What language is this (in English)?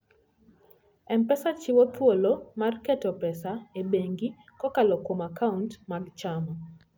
Luo (Kenya and Tanzania)